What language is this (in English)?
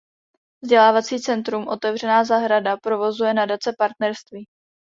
Czech